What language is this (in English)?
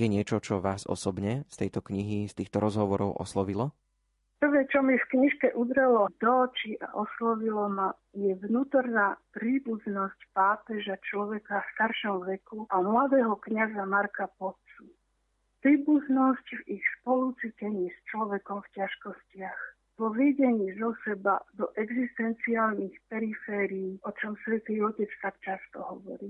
Slovak